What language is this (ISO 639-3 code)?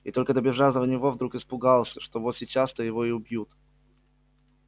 rus